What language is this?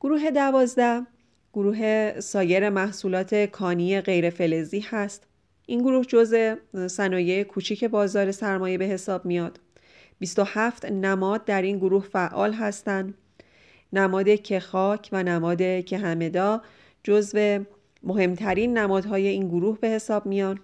Persian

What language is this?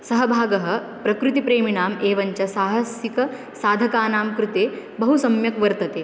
Sanskrit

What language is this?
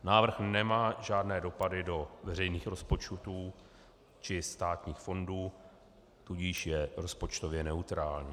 Czech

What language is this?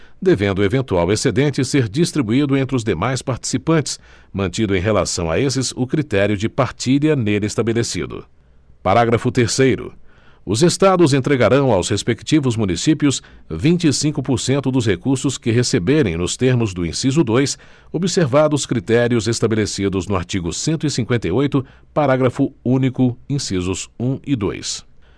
Portuguese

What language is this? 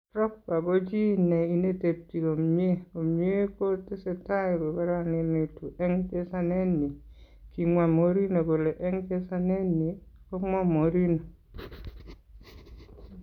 Kalenjin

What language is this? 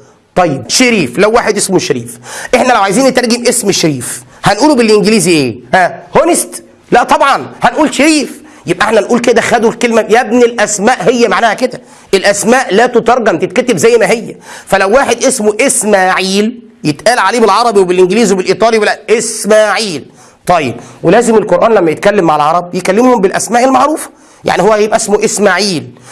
Arabic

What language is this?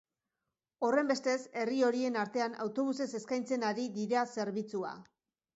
Basque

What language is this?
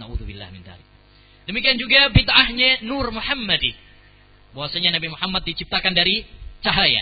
Malay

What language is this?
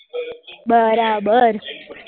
Gujarati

